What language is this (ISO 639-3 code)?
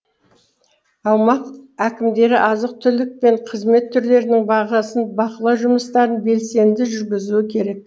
kaz